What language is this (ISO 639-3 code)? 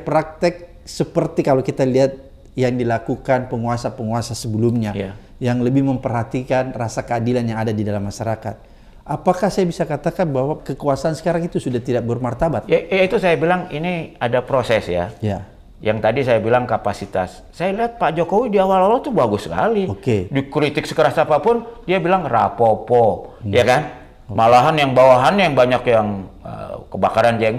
ind